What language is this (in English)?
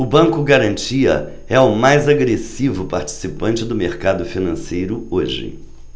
Portuguese